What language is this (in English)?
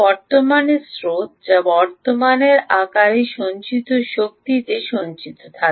Bangla